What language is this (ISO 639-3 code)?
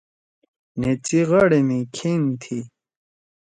trw